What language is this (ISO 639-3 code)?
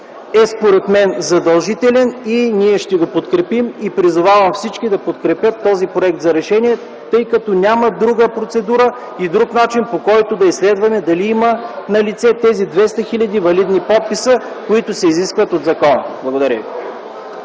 bul